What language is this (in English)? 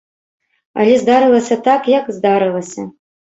Belarusian